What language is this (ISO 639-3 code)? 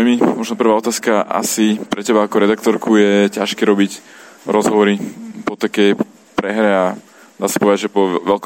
slk